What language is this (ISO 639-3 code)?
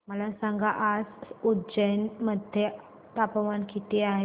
mar